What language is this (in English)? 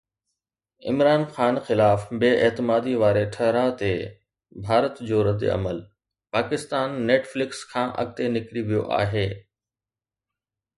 Sindhi